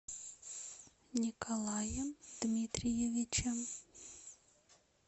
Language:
Russian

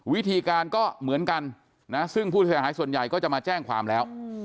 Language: Thai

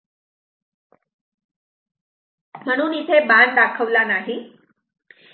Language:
Marathi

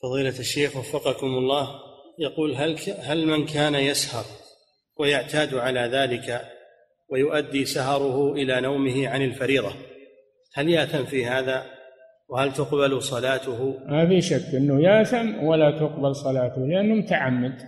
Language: Arabic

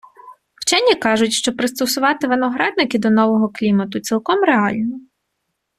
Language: Ukrainian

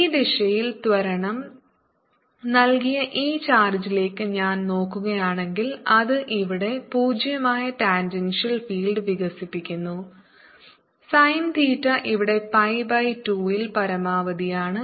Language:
Malayalam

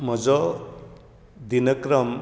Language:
Konkani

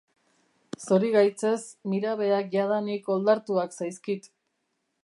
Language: Basque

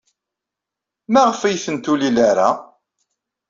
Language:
Kabyle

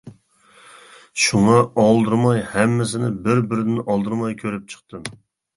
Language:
Uyghur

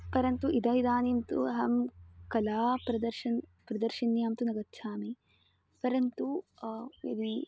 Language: Sanskrit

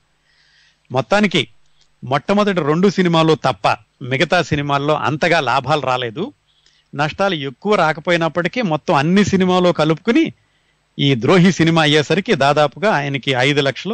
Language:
Telugu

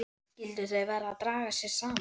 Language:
Icelandic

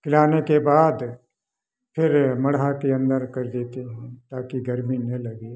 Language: Hindi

